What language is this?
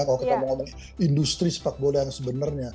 Indonesian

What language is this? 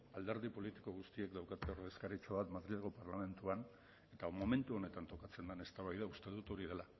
Basque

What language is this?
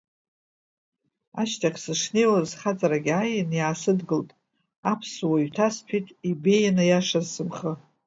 Abkhazian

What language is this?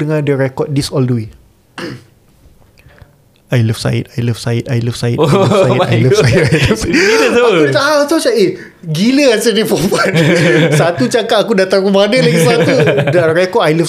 Malay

